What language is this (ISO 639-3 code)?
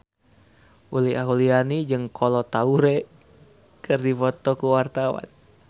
sun